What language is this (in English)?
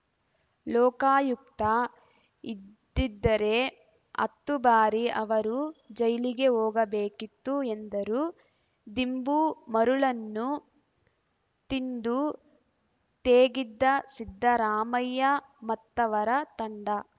Kannada